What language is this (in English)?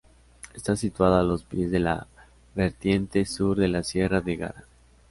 Spanish